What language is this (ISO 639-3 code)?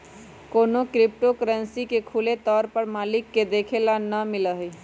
mag